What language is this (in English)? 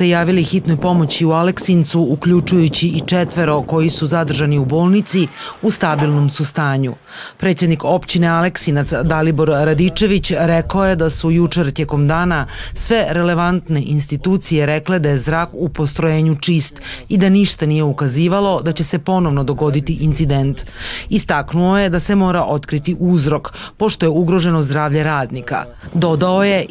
Croatian